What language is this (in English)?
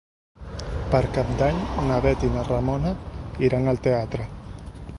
Catalan